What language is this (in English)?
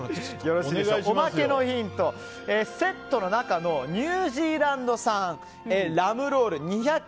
Japanese